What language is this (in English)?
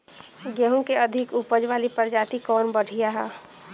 Bhojpuri